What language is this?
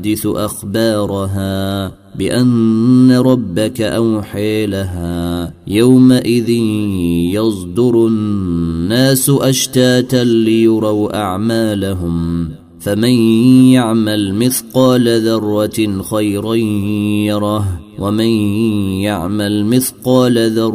Arabic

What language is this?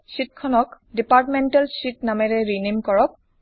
Assamese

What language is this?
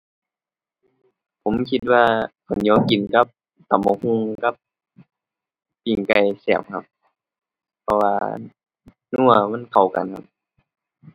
Thai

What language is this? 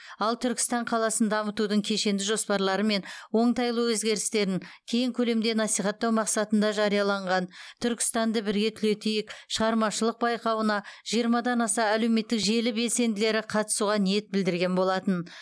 Kazakh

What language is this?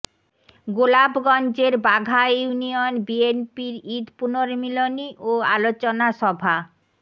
Bangla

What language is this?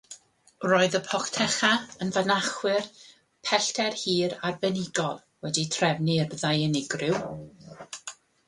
Welsh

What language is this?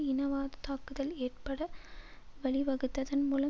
Tamil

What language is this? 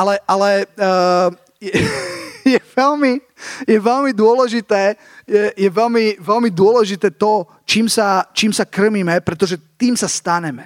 Slovak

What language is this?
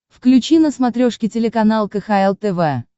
Russian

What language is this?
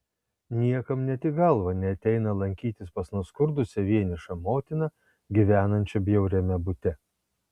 Lithuanian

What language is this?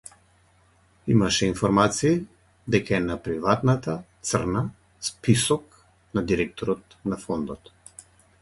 Macedonian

